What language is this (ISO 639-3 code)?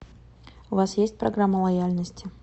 rus